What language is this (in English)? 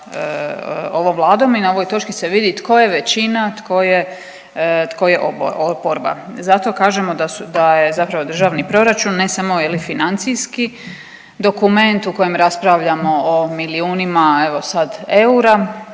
Croatian